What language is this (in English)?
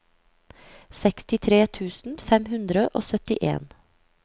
Norwegian